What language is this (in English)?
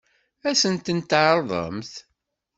Kabyle